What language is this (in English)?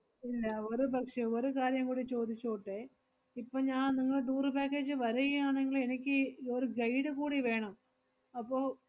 Malayalam